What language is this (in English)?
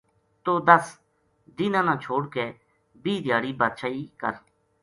Gujari